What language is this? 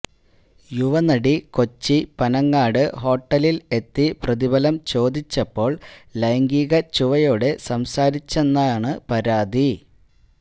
Malayalam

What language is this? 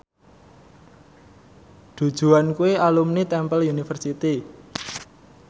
Javanese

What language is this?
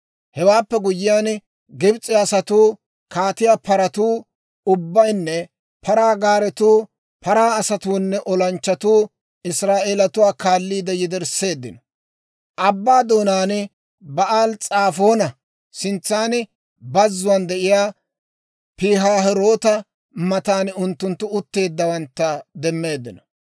Dawro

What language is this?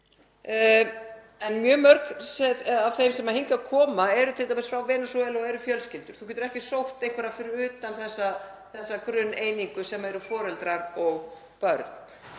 Icelandic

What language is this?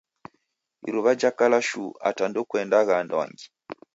Taita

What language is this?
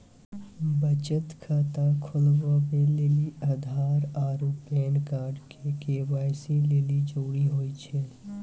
Maithili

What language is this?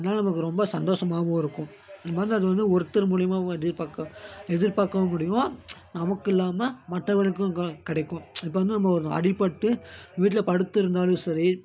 Tamil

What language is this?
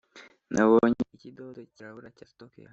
Kinyarwanda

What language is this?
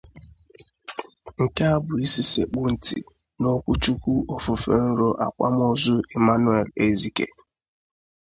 Igbo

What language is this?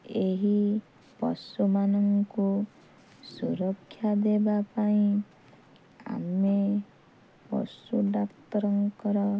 Odia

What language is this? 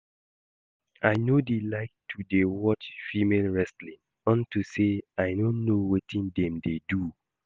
Nigerian Pidgin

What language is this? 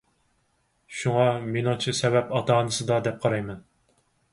Uyghur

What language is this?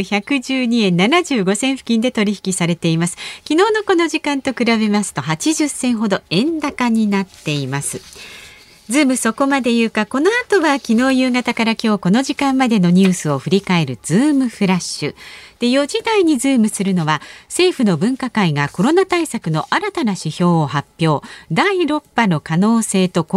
Japanese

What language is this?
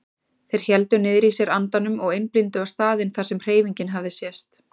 Icelandic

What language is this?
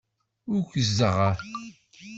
Kabyle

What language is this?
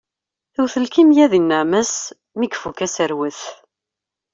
Kabyle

